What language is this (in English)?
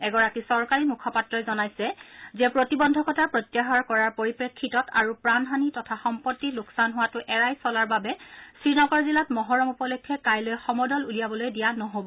Assamese